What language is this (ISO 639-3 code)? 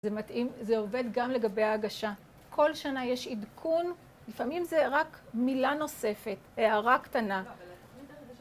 heb